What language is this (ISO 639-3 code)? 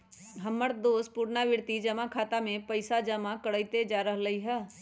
mag